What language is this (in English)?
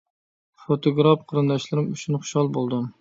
Uyghur